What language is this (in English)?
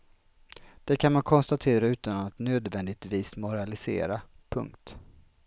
Swedish